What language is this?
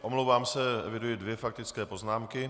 Czech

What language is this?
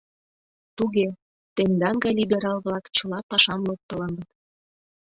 Mari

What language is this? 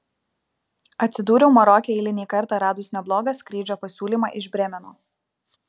Lithuanian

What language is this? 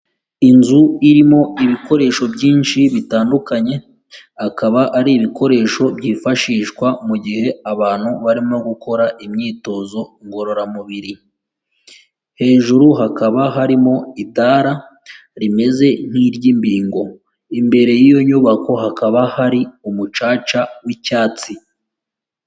Kinyarwanda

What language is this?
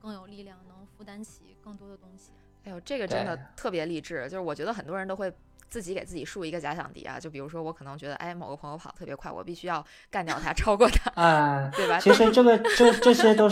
Chinese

